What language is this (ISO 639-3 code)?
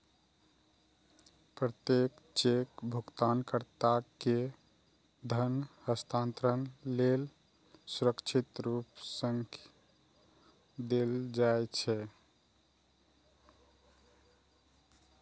mai